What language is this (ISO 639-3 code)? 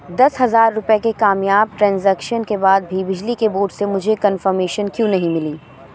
urd